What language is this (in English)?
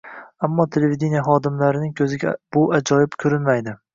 Uzbek